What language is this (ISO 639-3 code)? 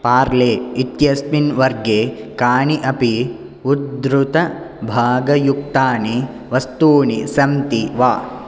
san